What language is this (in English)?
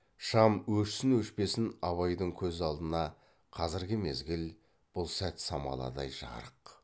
Kazakh